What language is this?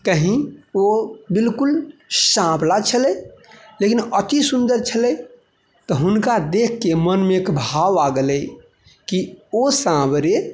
Maithili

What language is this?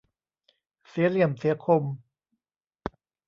Thai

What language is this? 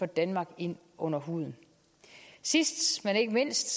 Danish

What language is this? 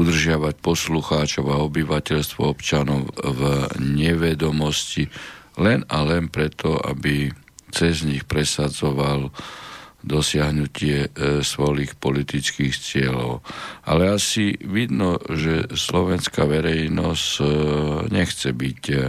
Slovak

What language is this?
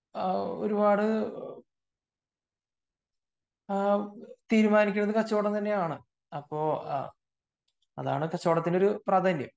Malayalam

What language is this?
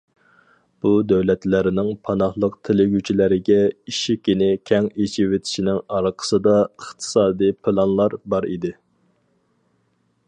Uyghur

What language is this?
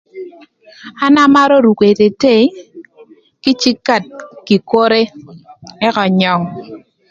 Thur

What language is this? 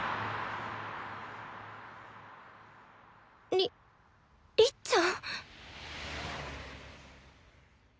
Japanese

